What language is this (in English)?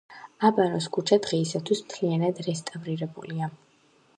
Georgian